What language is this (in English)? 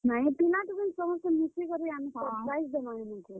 Odia